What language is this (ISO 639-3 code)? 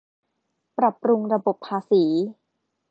tha